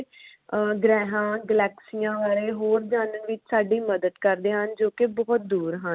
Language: Punjabi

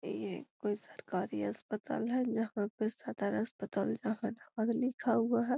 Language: Magahi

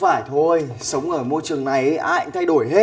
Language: Vietnamese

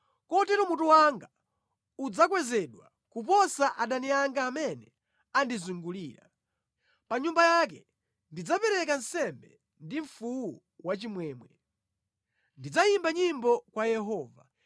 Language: Nyanja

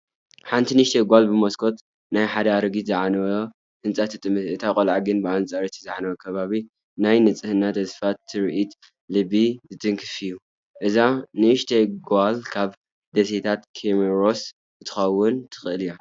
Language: Tigrinya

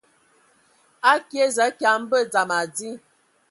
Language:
Ewondo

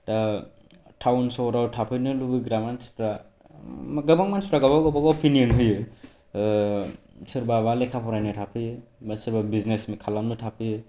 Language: Bodo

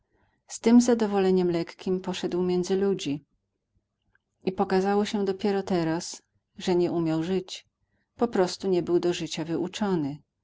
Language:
Polish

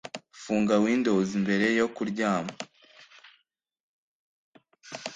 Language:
Kinyarwanda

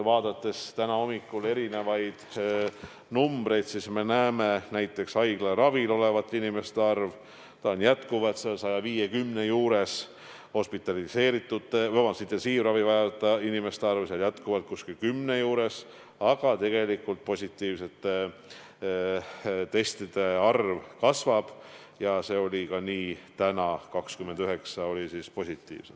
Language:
Estonian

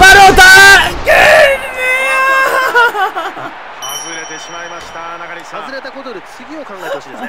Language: Japanese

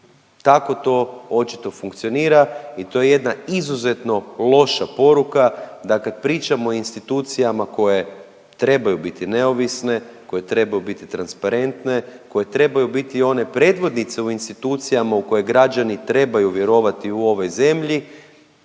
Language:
Croatian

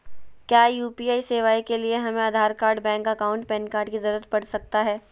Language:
Magahi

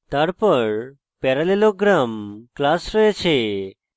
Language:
Bangla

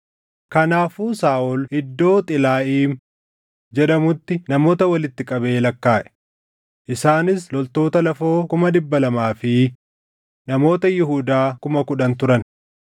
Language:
Oromo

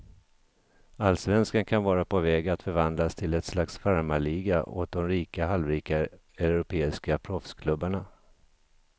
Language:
Swedish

